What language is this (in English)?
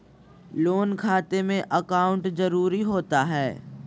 Magahi